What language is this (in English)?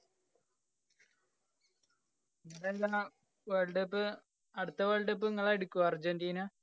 Malayalam